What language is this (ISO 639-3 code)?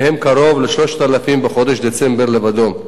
heb